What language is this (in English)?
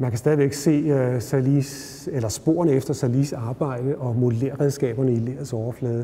Danish